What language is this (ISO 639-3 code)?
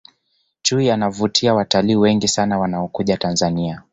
swa